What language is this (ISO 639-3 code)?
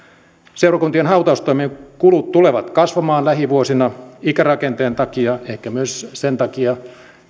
fin